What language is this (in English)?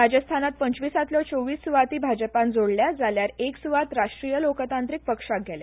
Konkani